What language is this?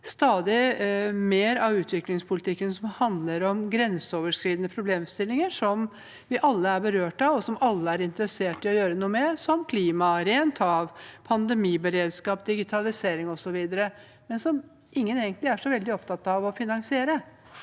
Norwegian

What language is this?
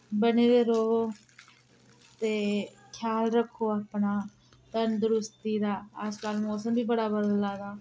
Dogri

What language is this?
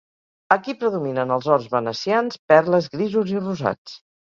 Catalan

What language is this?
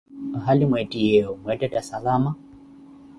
Koti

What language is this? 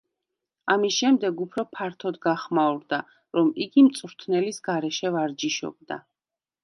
Georgian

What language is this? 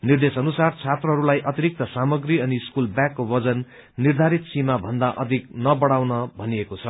Nepali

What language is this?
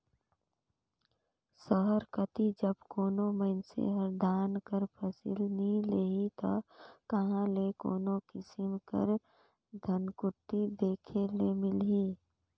Chhattisgarhi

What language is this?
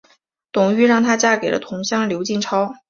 Chinese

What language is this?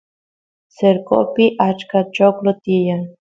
Santiago del Estero Quichua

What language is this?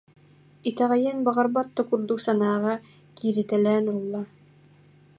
Yakut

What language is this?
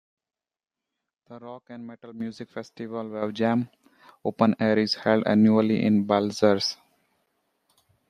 English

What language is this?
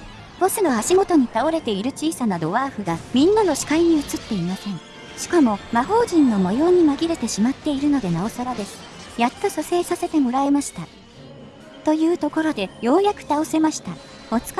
Japanese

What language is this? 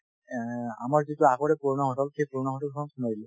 Assamese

